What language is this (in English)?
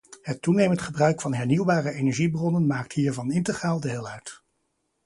Dutch